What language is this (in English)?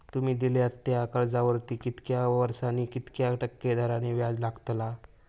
Marathi